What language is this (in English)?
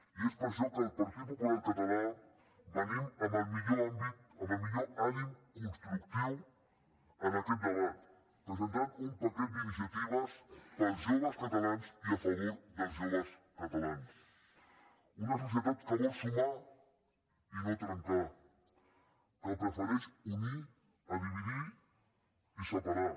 Catalan